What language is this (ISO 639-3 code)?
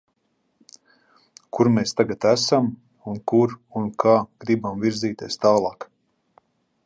lav